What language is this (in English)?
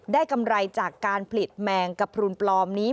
Thai